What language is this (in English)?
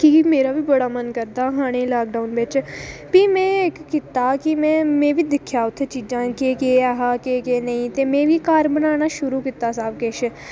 Dogri